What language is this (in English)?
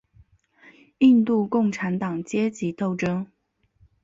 Chinese